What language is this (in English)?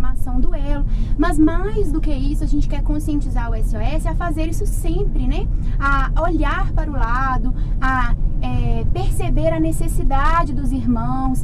Portuguese